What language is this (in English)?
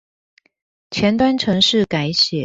Chinese